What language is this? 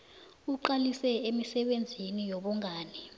South Ndebele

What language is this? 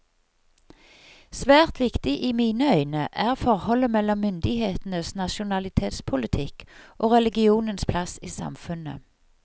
Norwegian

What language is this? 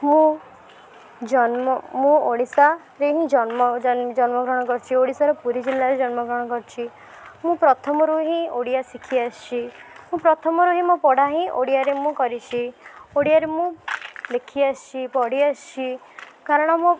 Odia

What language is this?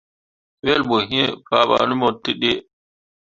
Mundang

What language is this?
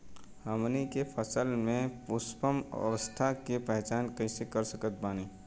Bhojpuri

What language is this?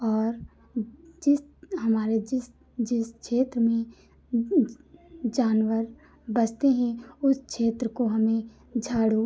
Hindi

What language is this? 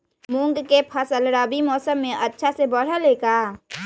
Magahi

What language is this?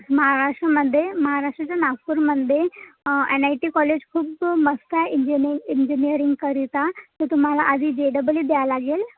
Marathi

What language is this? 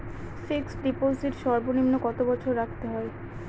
Bangla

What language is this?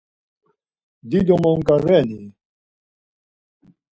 Laz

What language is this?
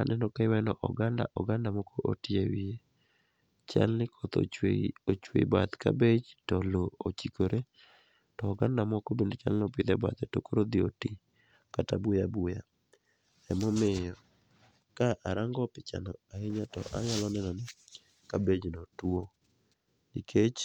Luo (Kenya and Tanzania)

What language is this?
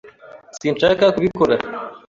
Kinyarwanda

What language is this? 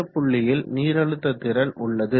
Tamil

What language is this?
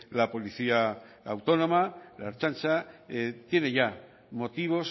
Spanish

